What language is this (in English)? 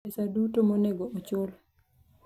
Luo (Kenya and Tanzania)